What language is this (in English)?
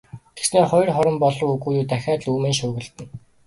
Mongolian